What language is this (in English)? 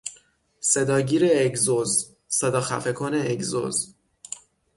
Persian